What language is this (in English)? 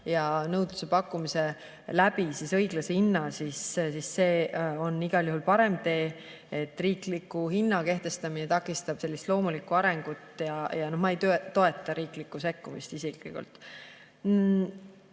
Estonian